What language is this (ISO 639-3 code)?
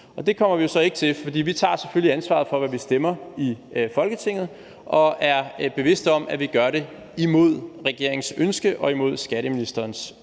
dan